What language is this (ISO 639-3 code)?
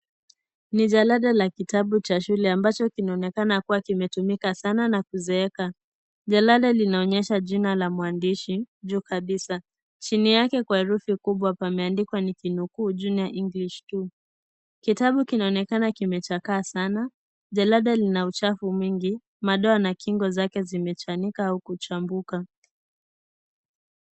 swa